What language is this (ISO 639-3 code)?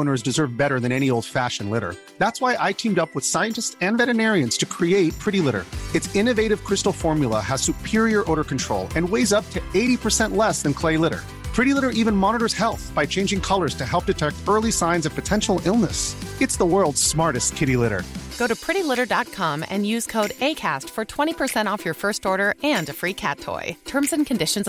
fil